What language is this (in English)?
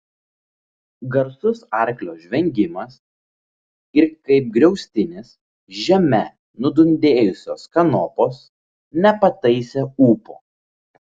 Lithuanian